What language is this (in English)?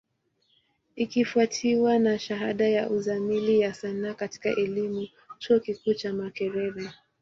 Swahili